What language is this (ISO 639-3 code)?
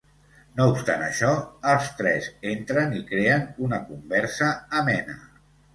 cat